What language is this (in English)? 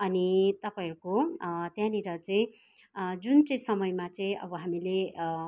Nepali